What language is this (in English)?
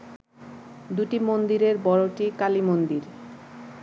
Bangla